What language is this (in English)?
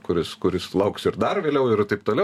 Lithuanian